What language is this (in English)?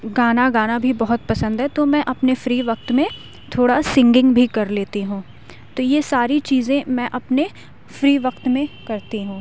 Urdu